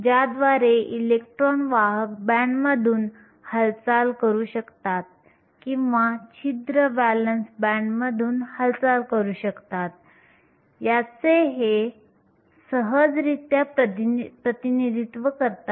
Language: Marathi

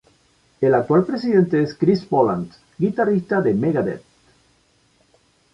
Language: Spanish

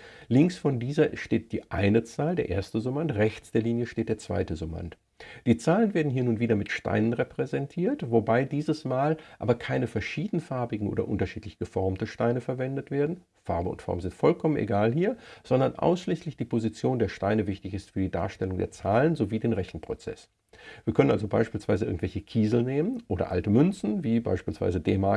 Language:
German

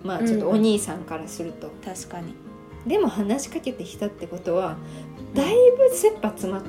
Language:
Japanese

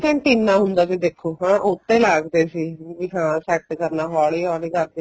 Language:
Punjabi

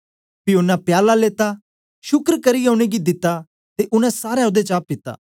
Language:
Dogri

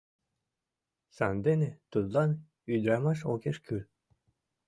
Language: Mari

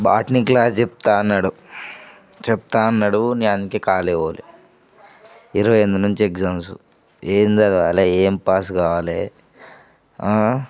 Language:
Telugu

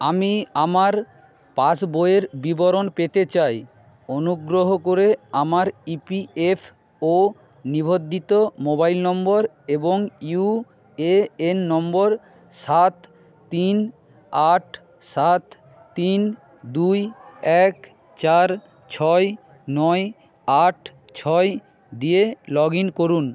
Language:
Bangla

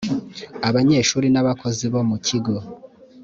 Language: Kinyarwanda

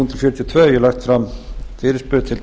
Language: Icelandic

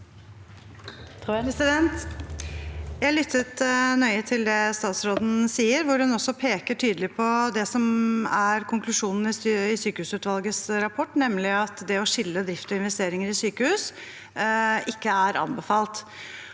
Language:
Norwegian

